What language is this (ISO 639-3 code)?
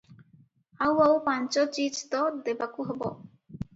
ori